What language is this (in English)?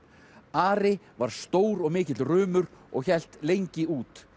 Icelandic